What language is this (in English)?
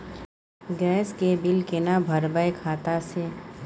Maithili